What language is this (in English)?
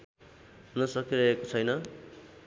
Nepali